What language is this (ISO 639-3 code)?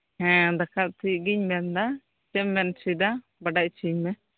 sat